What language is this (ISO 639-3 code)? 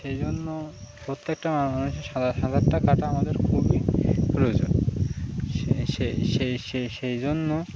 ben